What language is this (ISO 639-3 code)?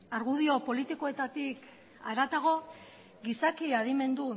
eus